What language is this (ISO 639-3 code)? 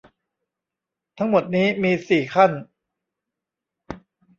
tha